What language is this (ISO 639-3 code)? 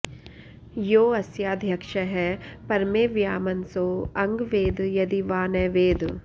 san